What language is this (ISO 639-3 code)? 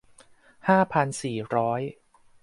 tha